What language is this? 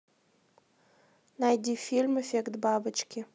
Russian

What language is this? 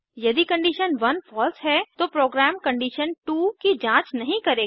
Hindi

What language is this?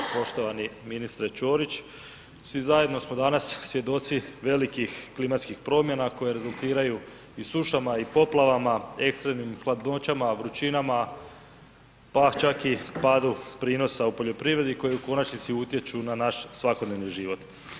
Croatian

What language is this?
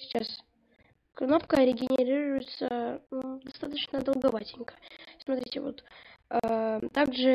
Russian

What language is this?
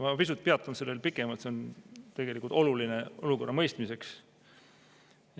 Estonian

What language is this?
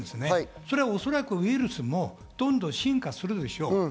Japanese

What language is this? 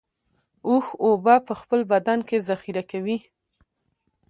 Pashto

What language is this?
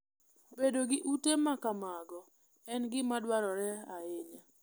Luo (Kenya and Tanzania)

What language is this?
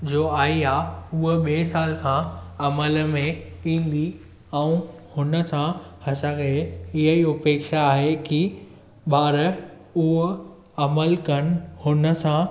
Sindhi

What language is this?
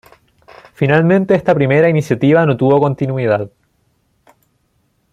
Spanish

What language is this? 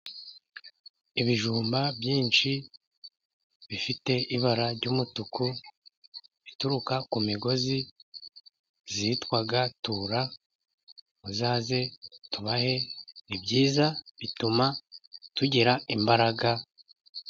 Kinyarwanda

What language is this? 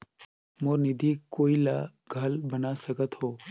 Chhattisgarhi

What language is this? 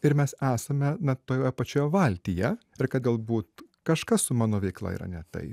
Lithuanian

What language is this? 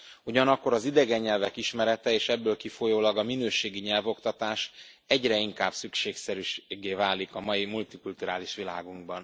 Hungarian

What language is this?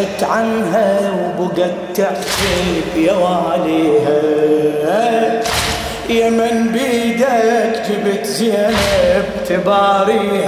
Arabic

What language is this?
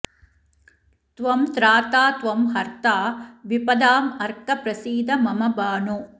Sanskrit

